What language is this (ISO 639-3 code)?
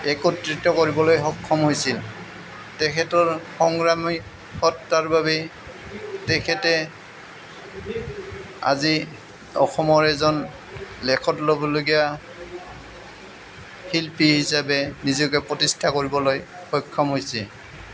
asm